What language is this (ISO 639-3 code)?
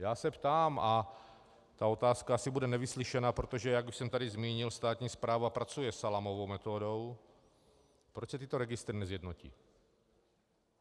ces